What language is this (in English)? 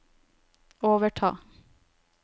Norwegian